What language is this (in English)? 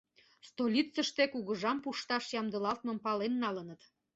Mari